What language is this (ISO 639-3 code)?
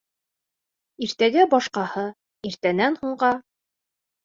bak